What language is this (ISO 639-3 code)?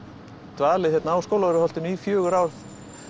isl